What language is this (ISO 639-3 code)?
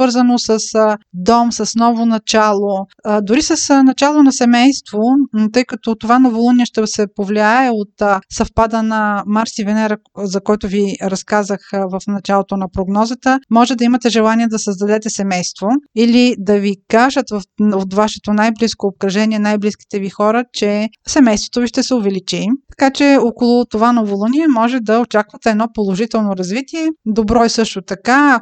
bul